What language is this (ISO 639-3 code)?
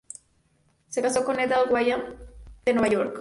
spa